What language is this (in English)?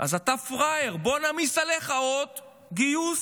Hebrew